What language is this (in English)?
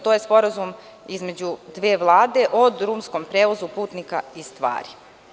Serbian